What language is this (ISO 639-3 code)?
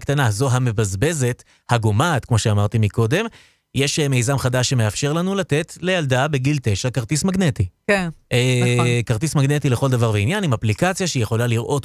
heb